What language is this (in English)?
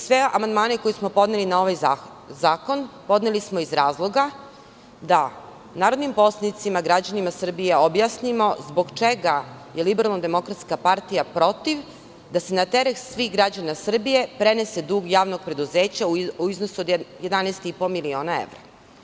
Serbian